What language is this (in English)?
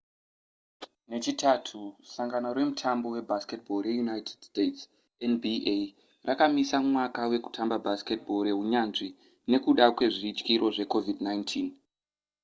Shona